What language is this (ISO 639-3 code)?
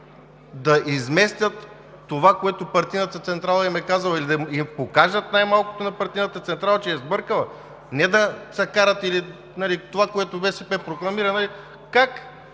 bul